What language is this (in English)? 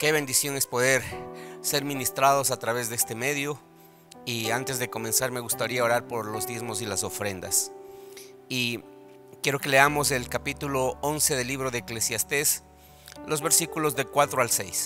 Spanish